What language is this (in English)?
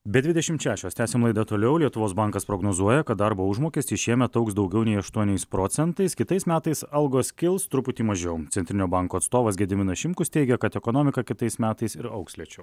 Lithuanian